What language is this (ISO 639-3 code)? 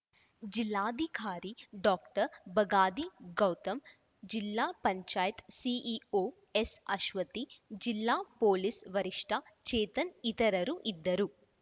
kan